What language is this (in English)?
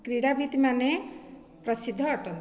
Odia